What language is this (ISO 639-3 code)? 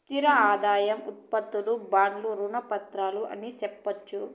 tel